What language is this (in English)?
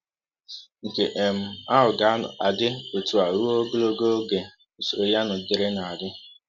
Igbo